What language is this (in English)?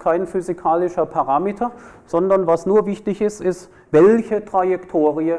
German